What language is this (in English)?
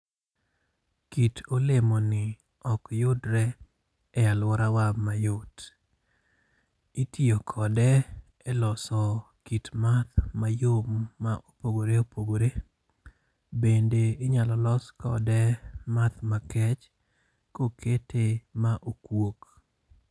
Luo (Kenya and Tanzania)